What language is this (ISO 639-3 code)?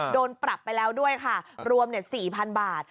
tha